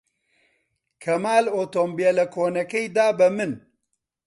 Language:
Central Kurdish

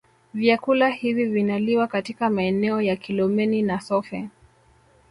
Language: Swahili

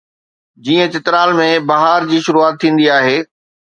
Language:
Sindhi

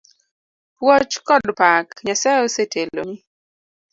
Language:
Luo (Kenya and Tanzania)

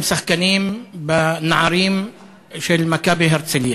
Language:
Hebrew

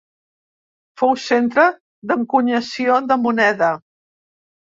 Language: Catalan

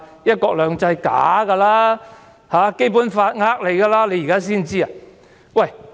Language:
Cantonese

